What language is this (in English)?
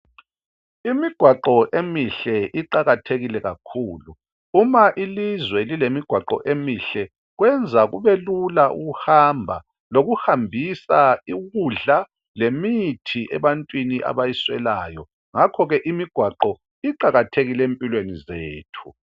North Ndebele